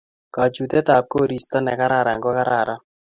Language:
Kalenjin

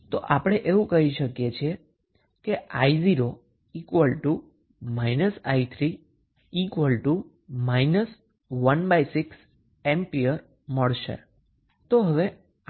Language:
Gujarati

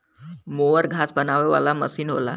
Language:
Bhojpuri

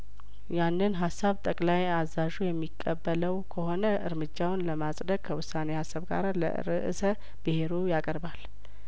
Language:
Amharic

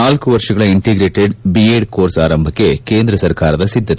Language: Kannada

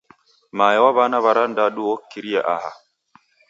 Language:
Taita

